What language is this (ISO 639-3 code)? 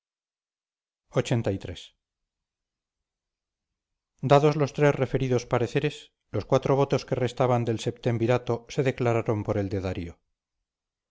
spa